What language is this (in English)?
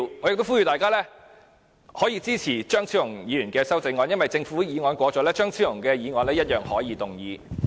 Cantonese